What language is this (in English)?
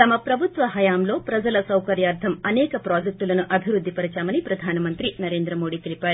Telugu